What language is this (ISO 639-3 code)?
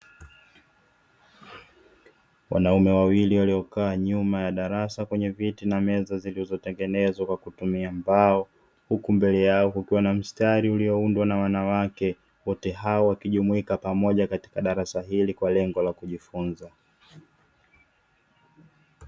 swa